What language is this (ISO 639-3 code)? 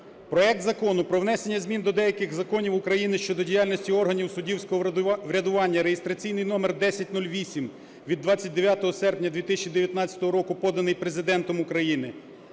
ukr